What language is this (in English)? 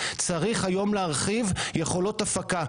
Hebrew